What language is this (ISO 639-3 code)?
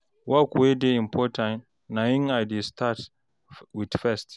pcm